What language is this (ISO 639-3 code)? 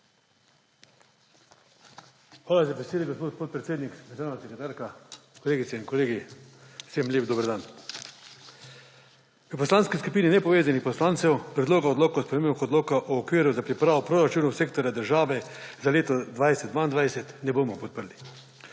slv